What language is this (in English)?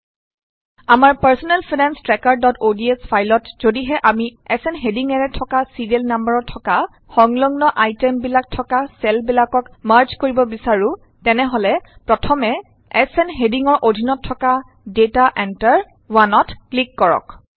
Assamese